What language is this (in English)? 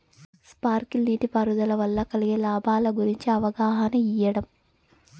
Telugu